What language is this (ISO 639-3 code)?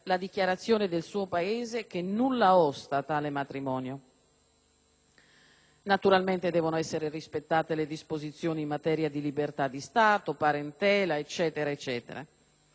ita